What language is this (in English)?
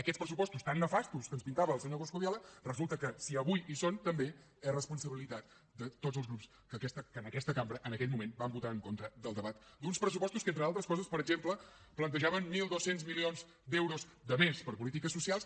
Catalan